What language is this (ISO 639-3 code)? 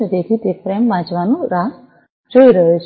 guj